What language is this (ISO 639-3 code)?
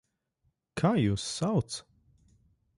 lav